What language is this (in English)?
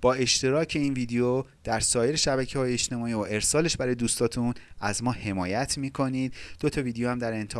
Persian